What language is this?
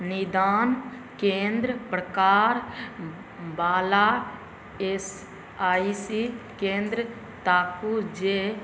Maithili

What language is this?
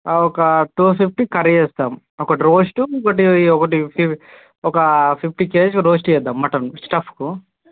Telugu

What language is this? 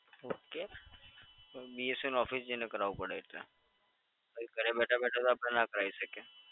Gujarati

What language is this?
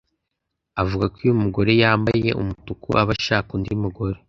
Kinyarwanda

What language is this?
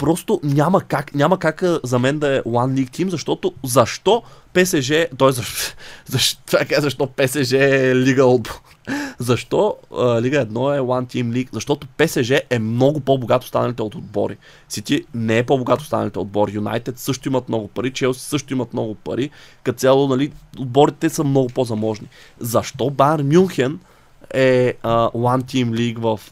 Bulgarian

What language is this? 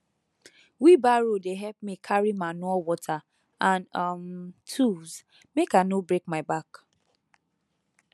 Nigerian Pidgin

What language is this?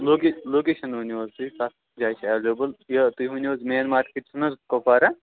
Kashmiri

